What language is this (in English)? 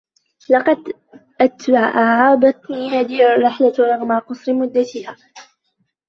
Arabic